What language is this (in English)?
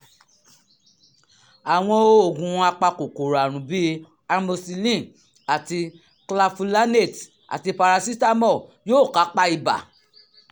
Yoruba